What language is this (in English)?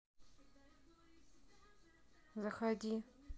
Russian